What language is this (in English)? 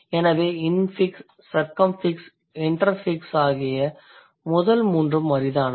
Tamil